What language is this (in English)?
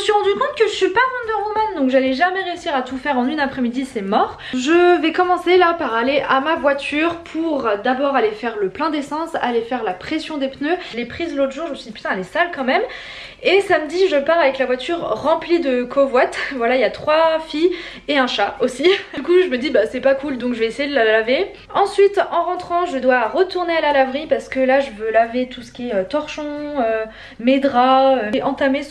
French